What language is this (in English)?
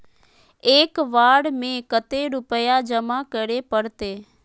Magahi